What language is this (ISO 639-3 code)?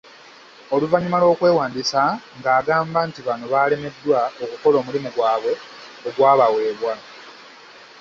lug